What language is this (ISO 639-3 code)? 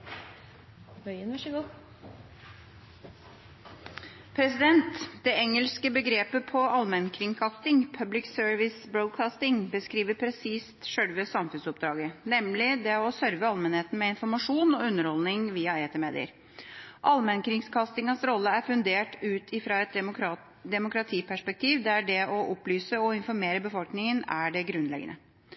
nob